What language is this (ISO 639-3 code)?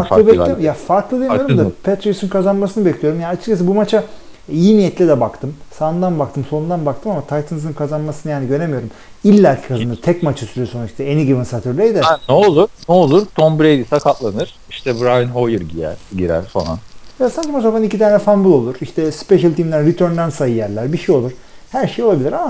tur